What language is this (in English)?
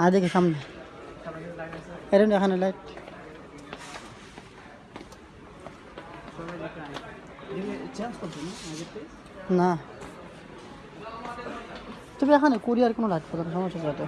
Bangla